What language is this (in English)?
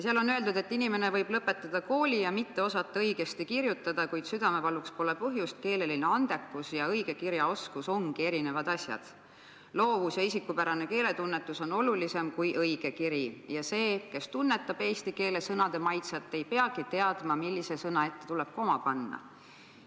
Estonian